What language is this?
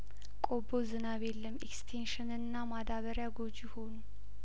Amharic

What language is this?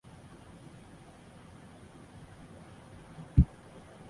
Chinese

